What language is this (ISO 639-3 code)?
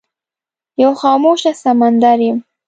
pus